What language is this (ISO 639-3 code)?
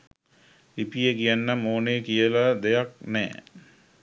sin